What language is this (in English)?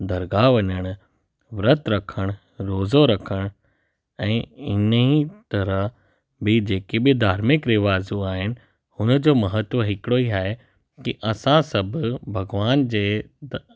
Sindhi